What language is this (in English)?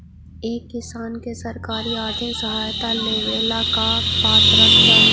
Magahi